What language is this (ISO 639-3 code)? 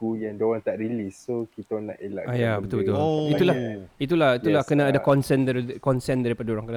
msa